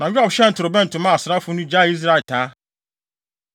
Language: Akan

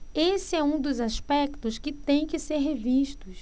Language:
Portuguese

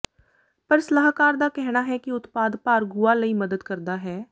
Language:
Punjabi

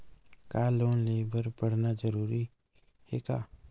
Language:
Chhattisgarhi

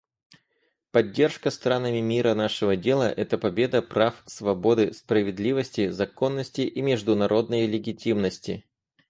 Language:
Russian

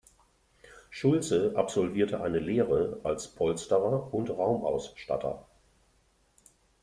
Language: German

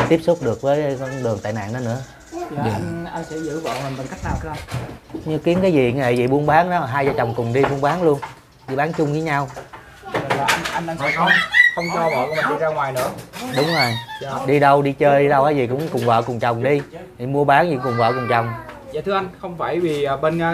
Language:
Vietnamese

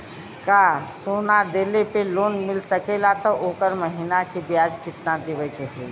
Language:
Bhojpuri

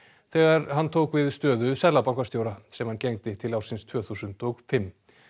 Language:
Icelandic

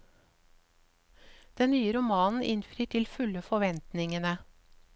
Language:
Norwegian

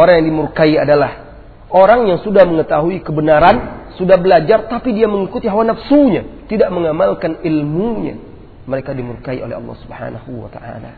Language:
Malay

